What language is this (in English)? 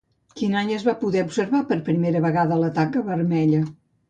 Catalan